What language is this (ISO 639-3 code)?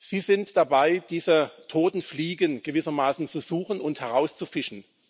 deu